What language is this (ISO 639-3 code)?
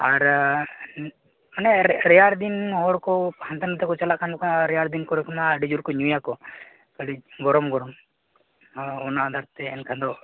sat